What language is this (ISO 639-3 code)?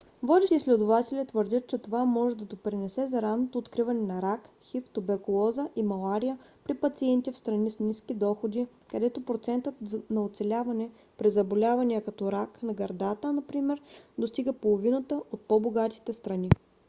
bul